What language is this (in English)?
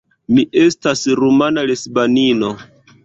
Esperanto